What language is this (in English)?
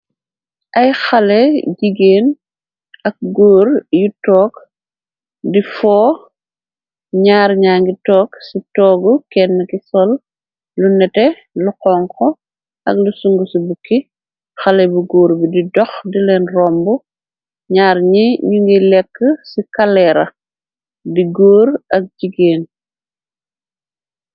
Wolof